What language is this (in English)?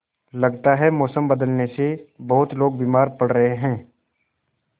Hindi